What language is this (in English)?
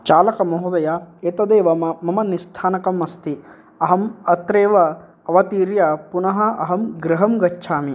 Sanskrit